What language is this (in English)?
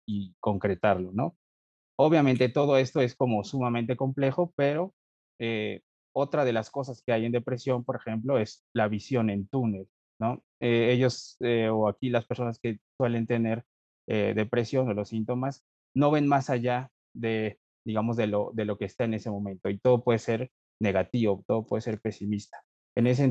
Spanish